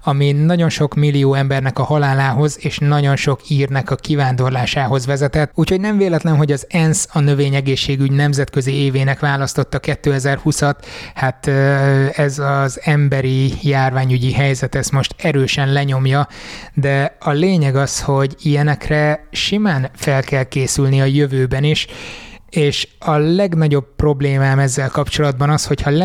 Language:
Hungarian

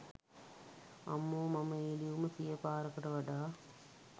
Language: Sinhala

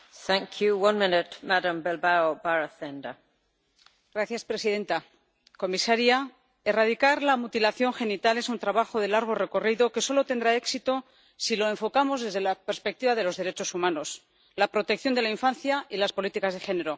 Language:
Spanish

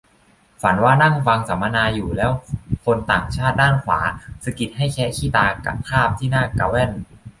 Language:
Thai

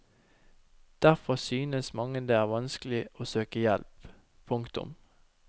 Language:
Norwegian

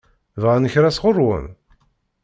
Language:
Kabyle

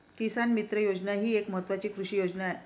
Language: Marathi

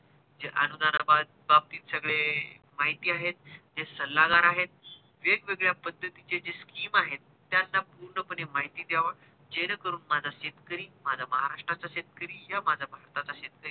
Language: Marathi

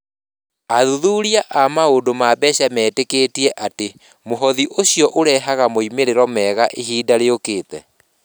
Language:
Kikuyu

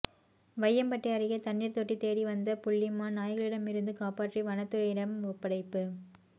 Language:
Tamil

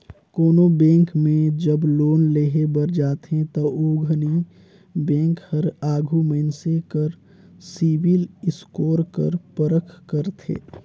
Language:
Chhattisgarhi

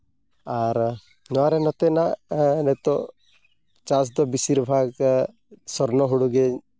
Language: Santali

